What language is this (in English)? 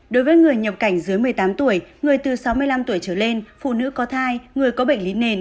Vietnamese